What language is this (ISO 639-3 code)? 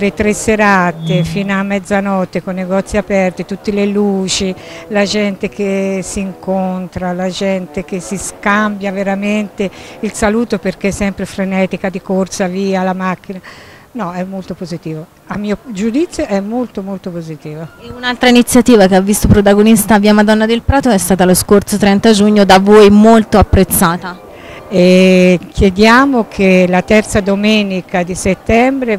ita